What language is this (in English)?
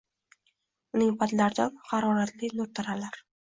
Uzbek